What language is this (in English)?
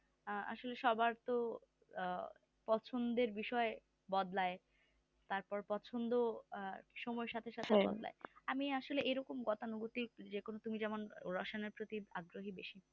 Bangla